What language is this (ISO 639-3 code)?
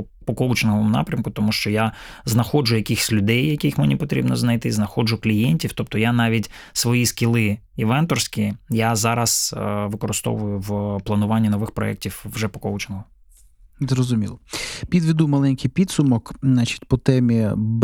ukr